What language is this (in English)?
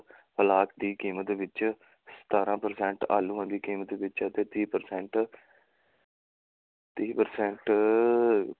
Punjabi